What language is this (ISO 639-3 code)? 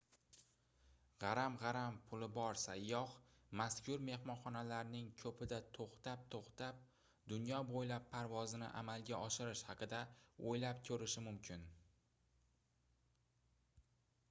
uzb